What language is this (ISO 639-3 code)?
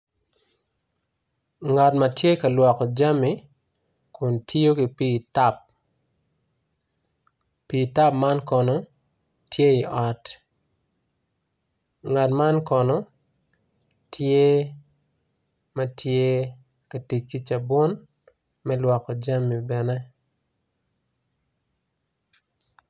ach